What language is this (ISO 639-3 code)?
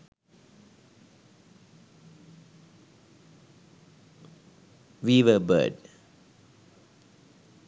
sin